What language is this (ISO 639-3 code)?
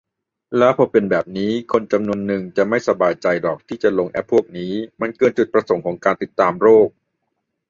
tha